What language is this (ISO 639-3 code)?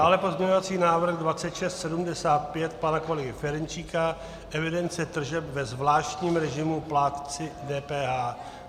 ces